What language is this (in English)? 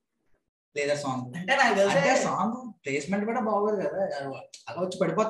Telugu